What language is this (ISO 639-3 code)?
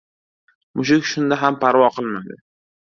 uzb